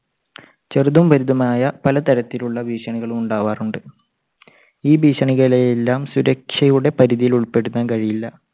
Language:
Malayalam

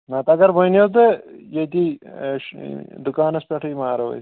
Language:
Kashmiri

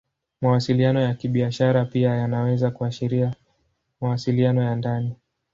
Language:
Swahili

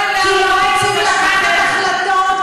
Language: Hebrew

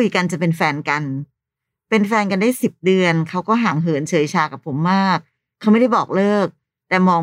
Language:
Thai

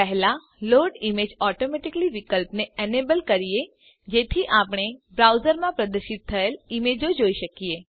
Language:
Gujarati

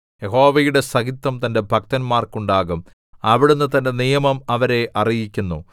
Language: Malayalam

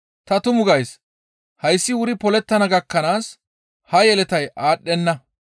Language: Gamo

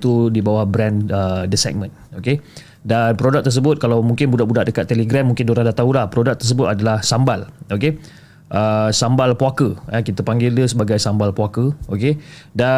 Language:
Malay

